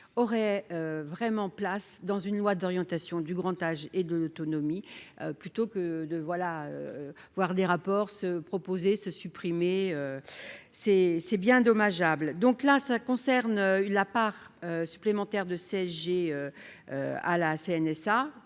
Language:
French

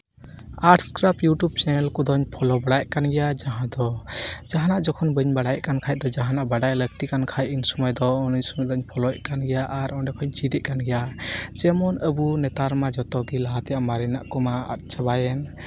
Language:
Santali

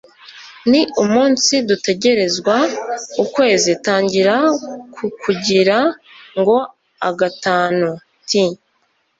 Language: Kinyarwanda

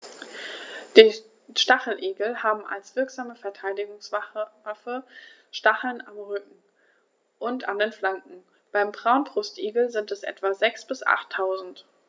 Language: German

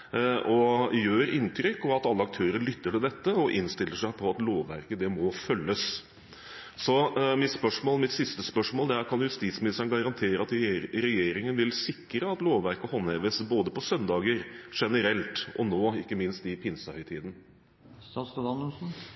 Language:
Norwegian Bokmål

